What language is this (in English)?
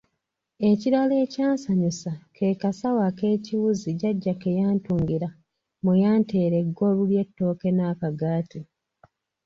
Ganda